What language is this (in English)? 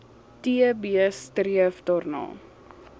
Afrikaans